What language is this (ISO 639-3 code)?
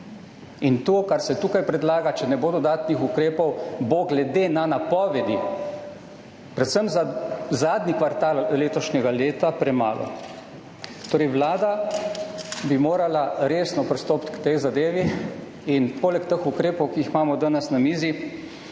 slv